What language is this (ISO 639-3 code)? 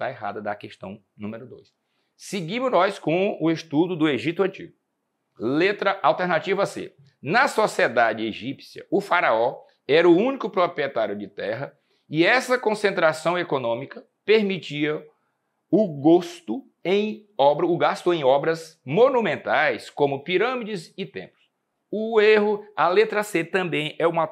por